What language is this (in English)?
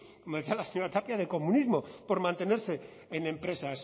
Spanish